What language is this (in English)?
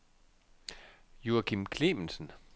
Danish